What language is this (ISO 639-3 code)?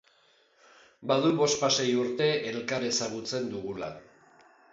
eus